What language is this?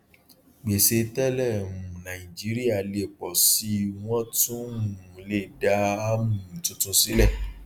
Yoruba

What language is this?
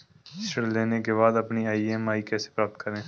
Hindi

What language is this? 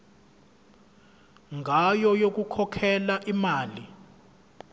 Zulu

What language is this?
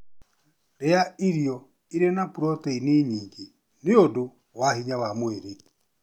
Kikuyu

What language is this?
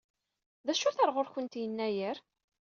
Kabyle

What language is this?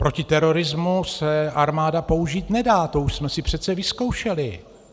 Czech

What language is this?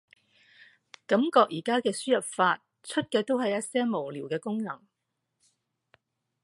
Cantonese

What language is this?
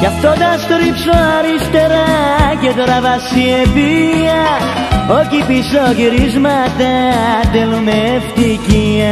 Greek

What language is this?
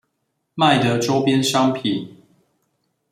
Chinese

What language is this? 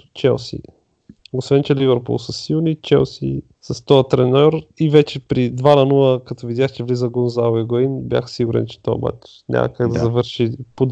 Bulgarian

